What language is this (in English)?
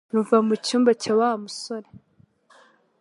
Kinyarwanda